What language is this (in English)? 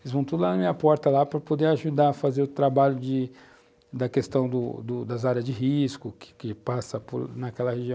Portuguese